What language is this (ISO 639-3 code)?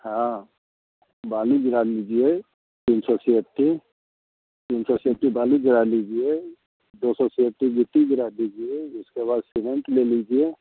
hin